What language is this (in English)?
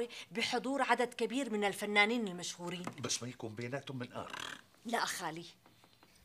Arabic